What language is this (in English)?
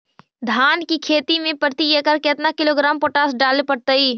Magahi